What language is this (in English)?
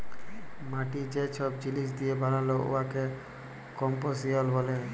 Bangla